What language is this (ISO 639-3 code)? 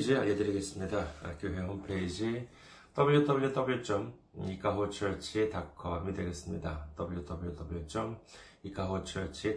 kor